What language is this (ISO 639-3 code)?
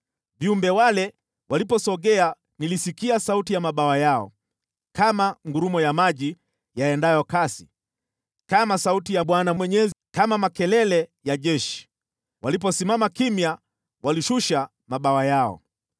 swa